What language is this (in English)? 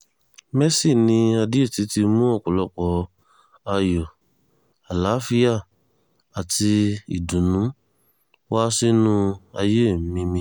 Yoruba